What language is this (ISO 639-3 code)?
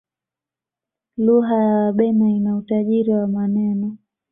swa